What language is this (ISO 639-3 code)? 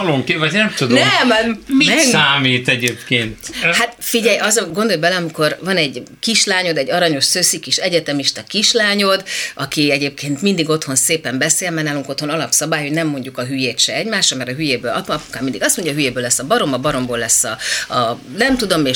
hun